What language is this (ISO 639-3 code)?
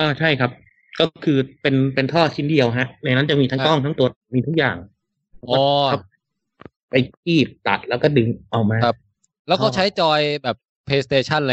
tha